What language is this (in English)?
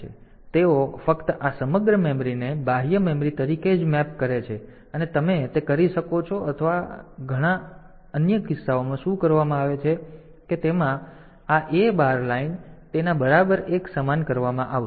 Gujarati